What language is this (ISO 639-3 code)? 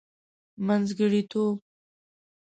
pus